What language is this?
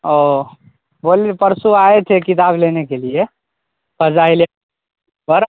Urdu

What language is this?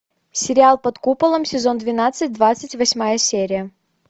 Russian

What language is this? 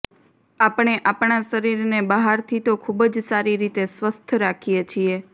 Gujarati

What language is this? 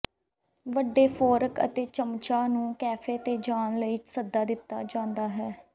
Punjabi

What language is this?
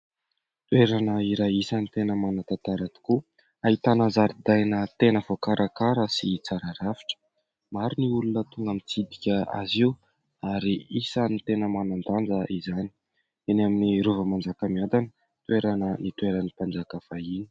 Malagasy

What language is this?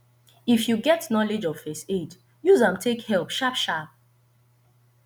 Nigerian Pidgin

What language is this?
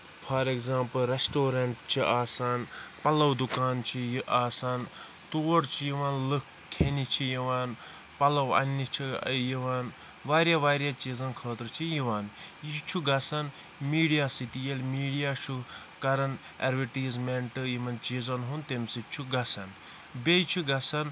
Kashmiri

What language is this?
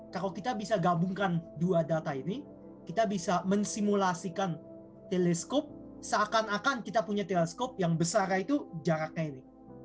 Indonesian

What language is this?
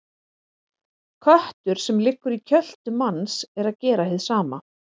Icelandic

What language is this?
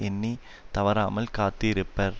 Tamil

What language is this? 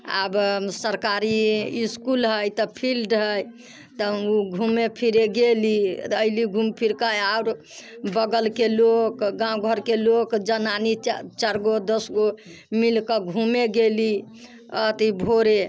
Maithili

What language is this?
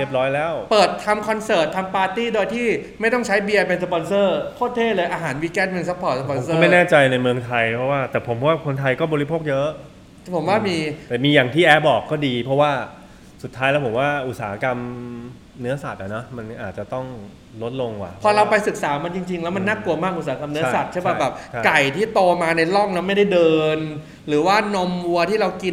Thai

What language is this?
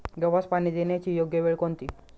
Marathi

